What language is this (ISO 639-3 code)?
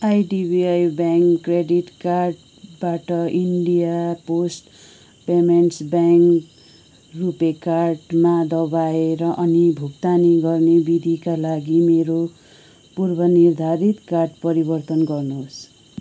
nep